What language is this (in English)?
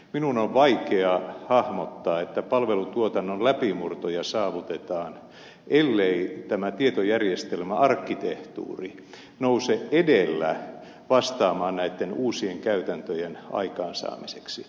Finnish